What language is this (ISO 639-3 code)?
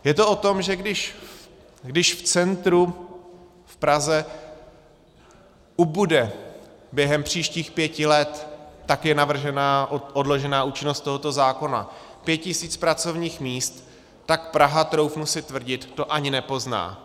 ces